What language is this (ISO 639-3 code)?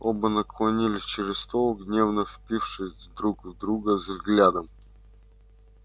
rus